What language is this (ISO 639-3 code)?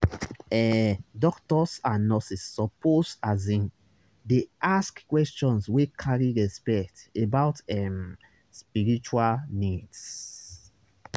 pcm